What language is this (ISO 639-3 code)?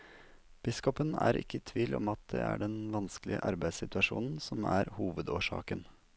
nor